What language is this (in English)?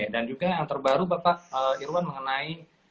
Indonesian